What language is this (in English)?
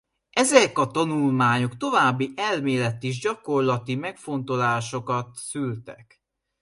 Hungarian